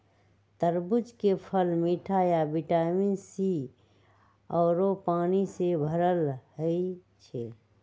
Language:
Magahi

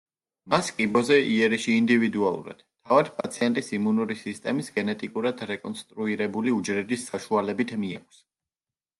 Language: Georgian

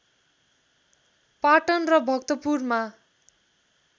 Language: Nepali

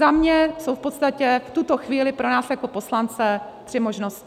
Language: Czech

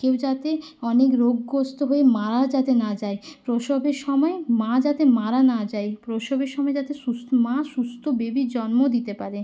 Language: Bangla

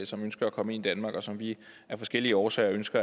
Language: Danish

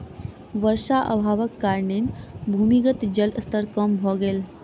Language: Maithili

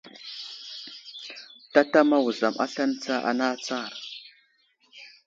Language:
Wuzlam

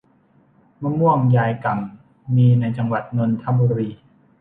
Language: Thai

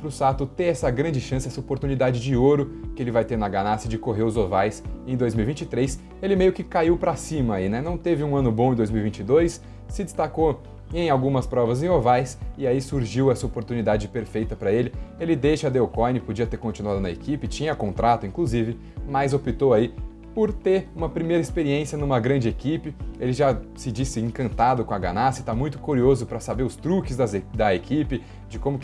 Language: Portuguese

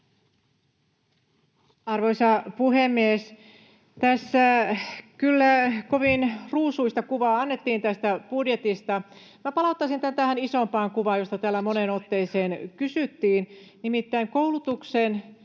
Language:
Finnish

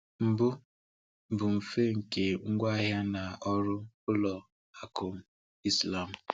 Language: Igbo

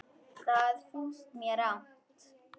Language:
Icelandic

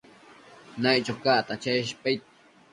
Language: Matsés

